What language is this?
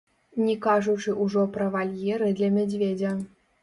Belarusian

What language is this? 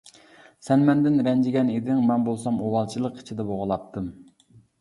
Uyghur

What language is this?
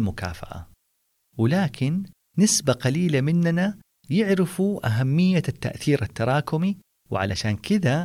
Arabic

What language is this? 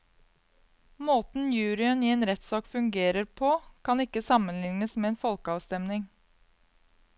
Norwegian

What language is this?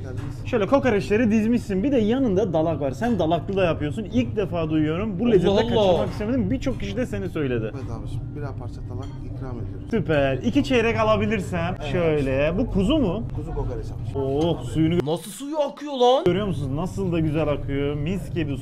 Turkish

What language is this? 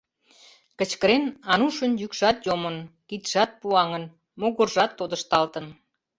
Mari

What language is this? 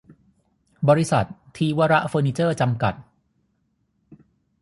Thai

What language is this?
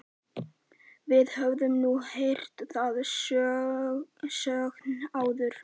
Icelandic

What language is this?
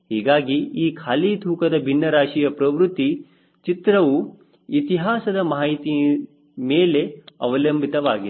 Kannada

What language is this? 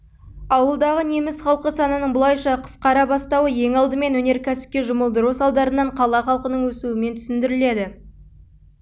Kazakh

